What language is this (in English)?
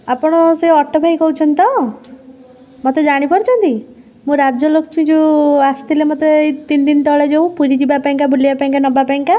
Odia